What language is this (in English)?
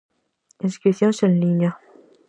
Galician